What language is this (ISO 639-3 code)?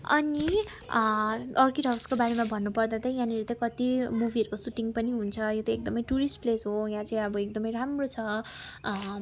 nep